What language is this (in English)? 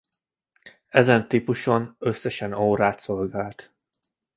Hungarian